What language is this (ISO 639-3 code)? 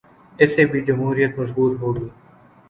urd